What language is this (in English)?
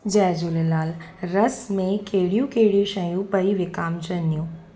Sindhi